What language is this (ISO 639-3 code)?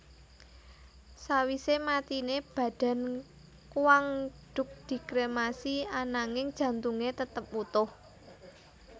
jav